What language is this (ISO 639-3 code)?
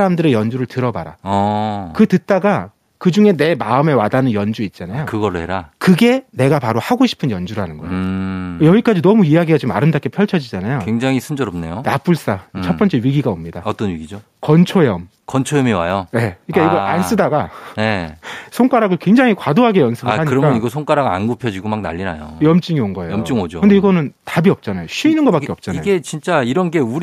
kor